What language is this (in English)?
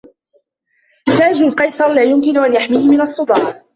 Arabic